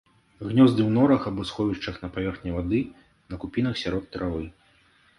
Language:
Belarusian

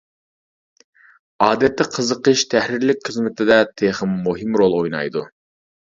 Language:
Uyghur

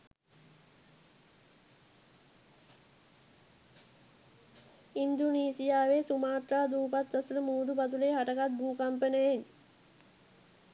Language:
Sinhala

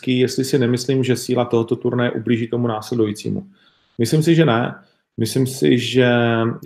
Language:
Czech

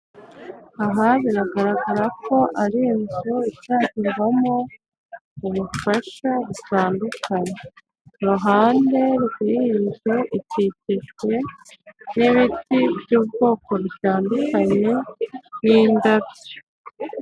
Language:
Kinyarwanda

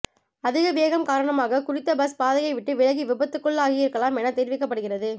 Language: Tamil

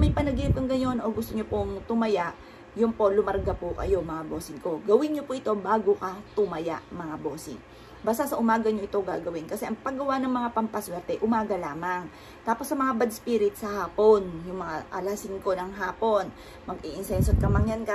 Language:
Filipino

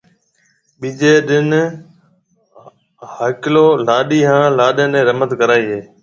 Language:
Marwari (Pakistan)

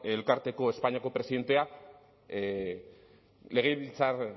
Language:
Basque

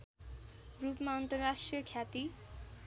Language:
Nepali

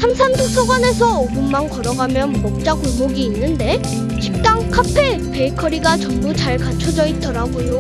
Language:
Korean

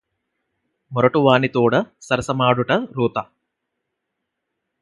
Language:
Telugu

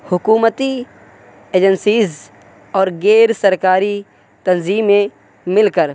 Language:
Urdu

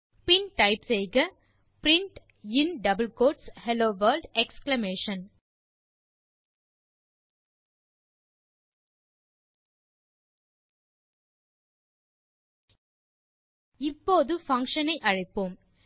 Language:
Tamil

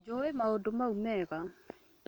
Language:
Kikuyu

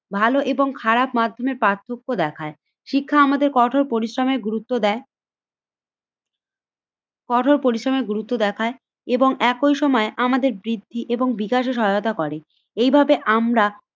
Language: Bangla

